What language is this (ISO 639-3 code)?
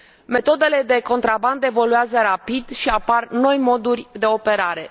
ron